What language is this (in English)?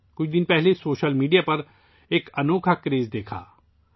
Urdu